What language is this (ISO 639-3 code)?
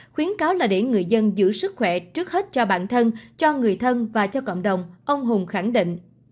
vie